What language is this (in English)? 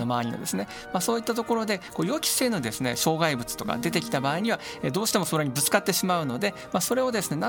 Japanese